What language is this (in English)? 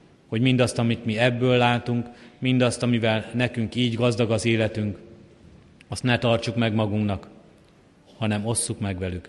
Hungarian